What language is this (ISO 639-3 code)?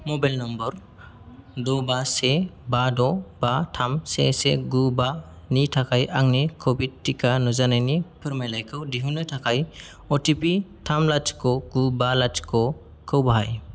brx